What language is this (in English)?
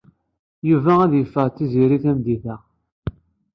Kabyle